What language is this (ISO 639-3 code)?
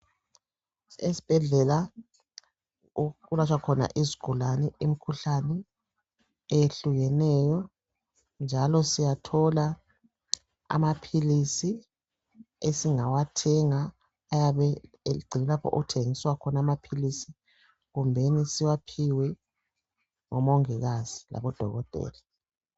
nde